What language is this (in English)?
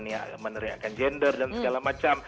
Indonesian